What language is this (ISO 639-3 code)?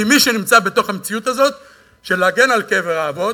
heb